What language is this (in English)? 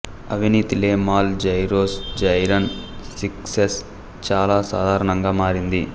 Telugu